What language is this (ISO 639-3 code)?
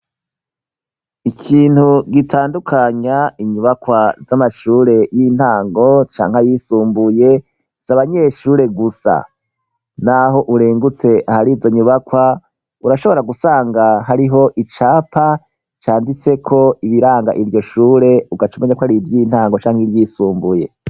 run